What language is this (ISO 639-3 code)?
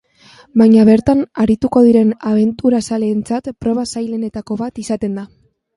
eus